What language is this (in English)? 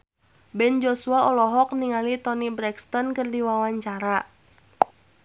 Sundanese